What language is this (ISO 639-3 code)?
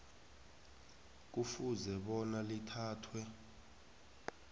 nbl